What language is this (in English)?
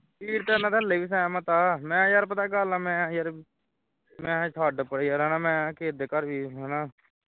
Punjabi